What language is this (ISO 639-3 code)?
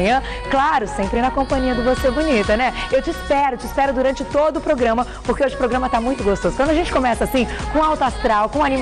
por